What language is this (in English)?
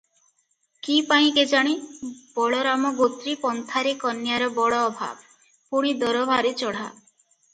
Odia